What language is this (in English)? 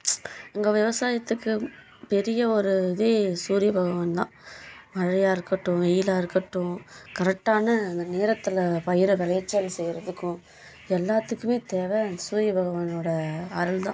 Tamil